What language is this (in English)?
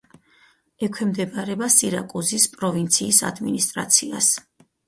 Georgian